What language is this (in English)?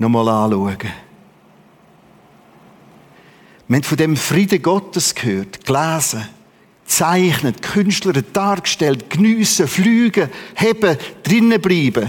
German